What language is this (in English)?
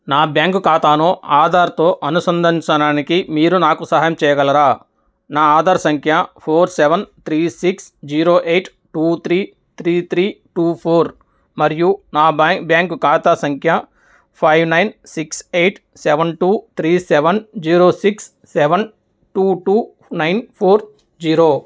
Telugu